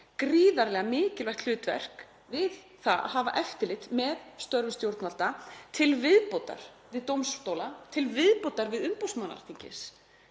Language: Icelandic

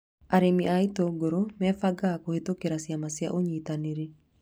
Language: Kikuyu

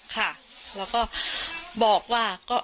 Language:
Thai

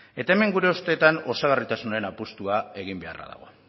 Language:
Basque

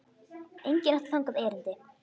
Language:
Icelandic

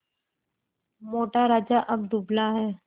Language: Hindi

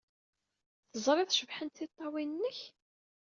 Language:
Kabyle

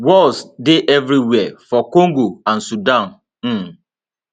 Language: Nigerian Pidgin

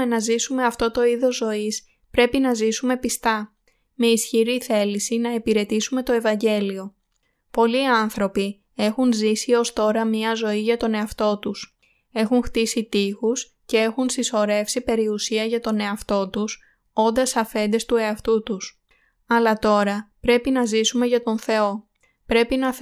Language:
Greek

